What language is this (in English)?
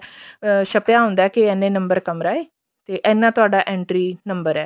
Punjabi